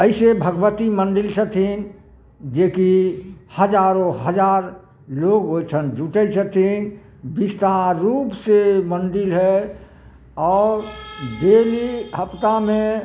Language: Maithili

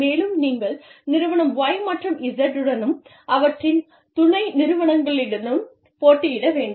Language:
Tamil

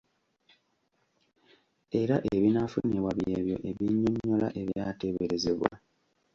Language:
Ganda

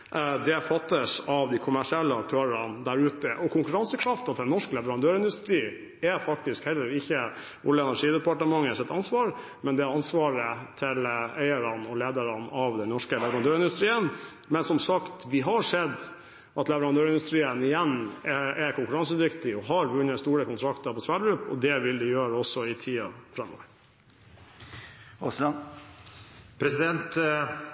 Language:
Norwegian Bokmål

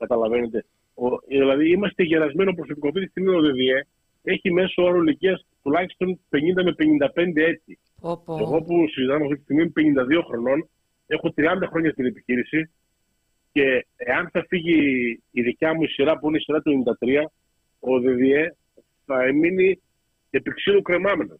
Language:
Greek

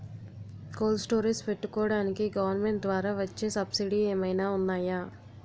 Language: Telugu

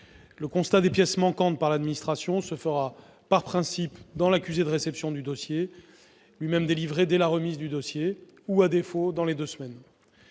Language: French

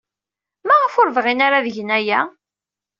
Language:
Kabyle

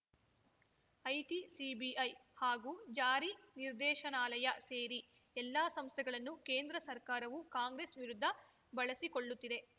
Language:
Kannada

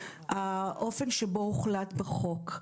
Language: Hebrew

